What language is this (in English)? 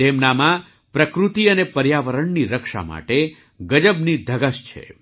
Gujarati